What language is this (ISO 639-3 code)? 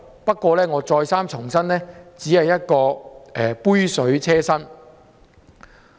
yue